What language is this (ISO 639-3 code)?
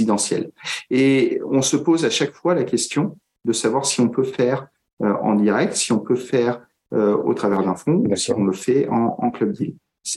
fra